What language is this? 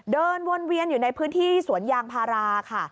Thai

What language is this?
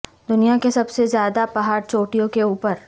Urdu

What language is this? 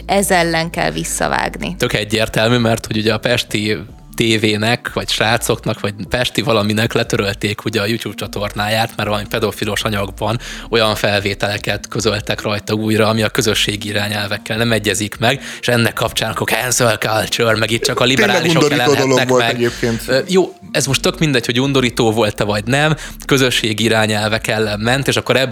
Hungarian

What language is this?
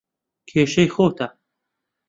Central Kurdish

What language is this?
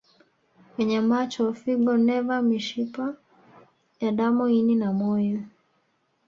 Swahili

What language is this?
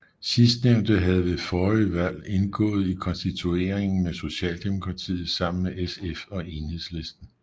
Danish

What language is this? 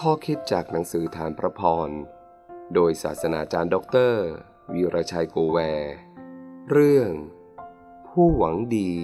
Thai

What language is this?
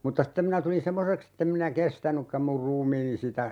Finnish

